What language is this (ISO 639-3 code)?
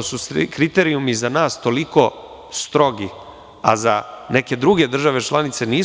srp